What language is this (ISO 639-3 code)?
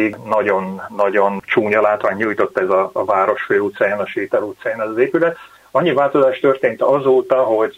hun